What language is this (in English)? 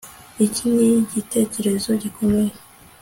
Kinyarwanda